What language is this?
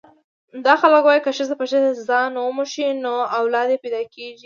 Pashto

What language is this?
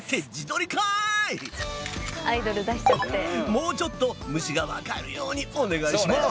Japanese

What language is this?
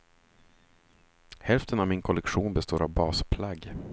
Swedish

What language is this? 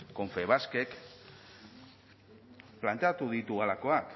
Basque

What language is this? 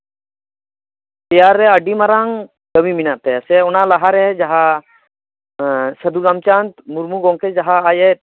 Santali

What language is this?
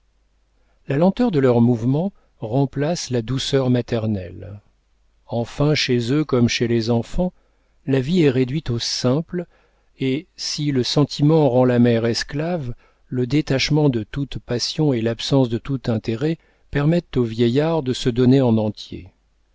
French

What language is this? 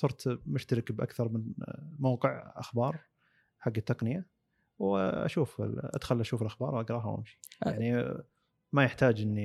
Arabic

